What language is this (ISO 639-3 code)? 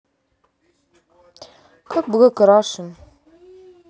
rus